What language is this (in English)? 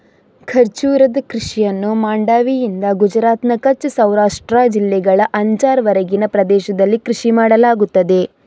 Kannada